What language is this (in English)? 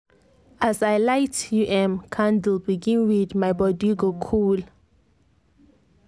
Nigerian Pidgin